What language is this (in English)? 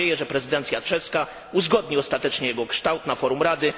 Polish